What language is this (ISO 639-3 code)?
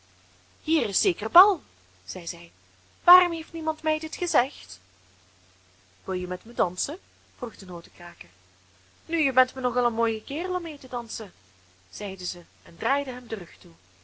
nld